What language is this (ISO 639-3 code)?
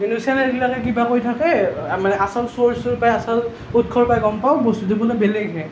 asm